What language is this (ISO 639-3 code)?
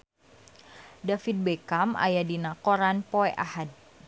sun